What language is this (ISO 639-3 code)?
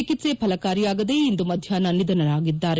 kan